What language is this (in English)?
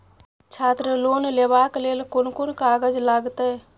Maithili